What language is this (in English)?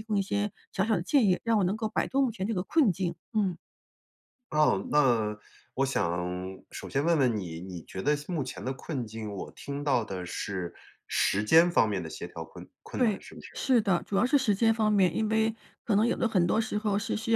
Chinese